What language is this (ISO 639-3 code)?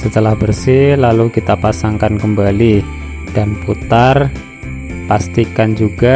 ind